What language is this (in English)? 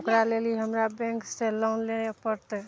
Maithili